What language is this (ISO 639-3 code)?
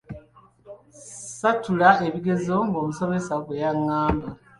lug